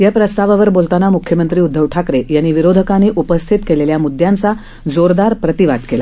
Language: Marathi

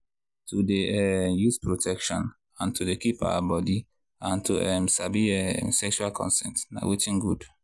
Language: Nigerian Pidgin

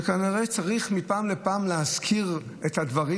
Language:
Hebrew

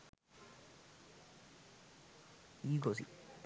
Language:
Sinhala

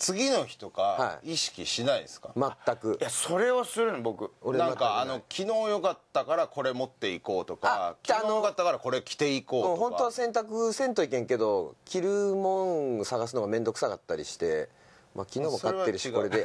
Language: Japanese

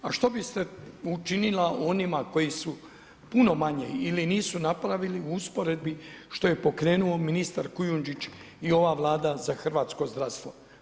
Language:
Croatian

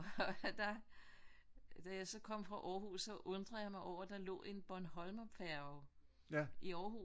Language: Danish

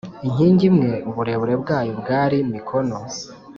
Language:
Kinyarwanda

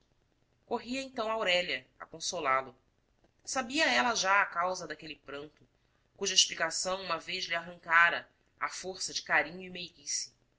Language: Portuguese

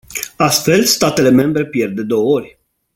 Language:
Romanian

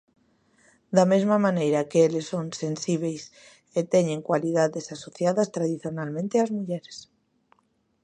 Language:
Galician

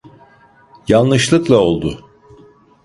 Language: Turkish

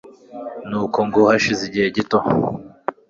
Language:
Kinyarwanda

